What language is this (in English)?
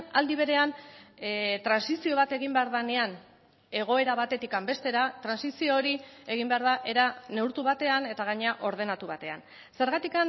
Basque